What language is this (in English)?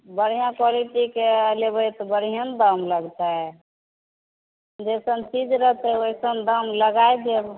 Maithili